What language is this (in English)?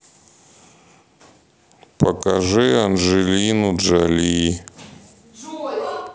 Russian